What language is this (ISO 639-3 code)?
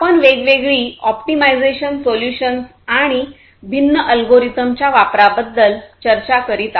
mar